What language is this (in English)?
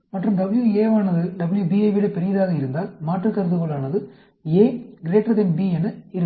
Tamil